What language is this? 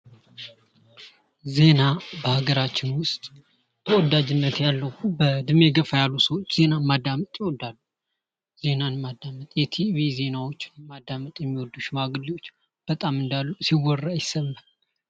Amharic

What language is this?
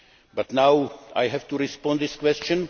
English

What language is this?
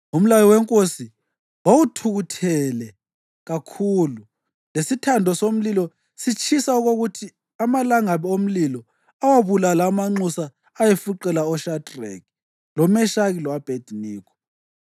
North Ndebele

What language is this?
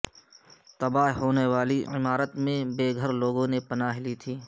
Urdu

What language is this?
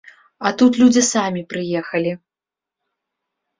Belarusian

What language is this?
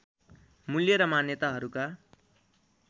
Nepali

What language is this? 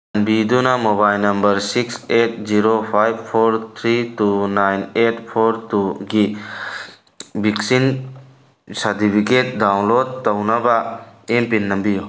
Manipuri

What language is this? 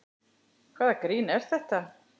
Icelandic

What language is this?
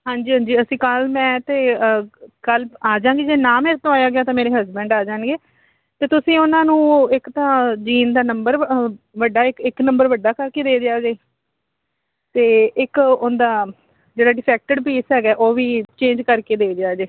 Punjabi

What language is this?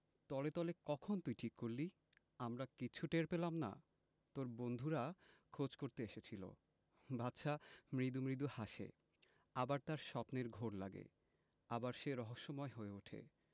Bangla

